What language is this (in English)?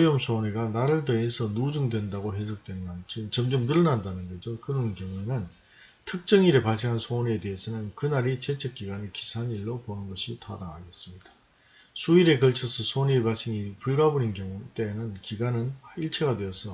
Korean